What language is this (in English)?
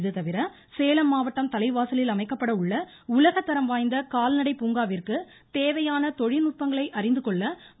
Tamil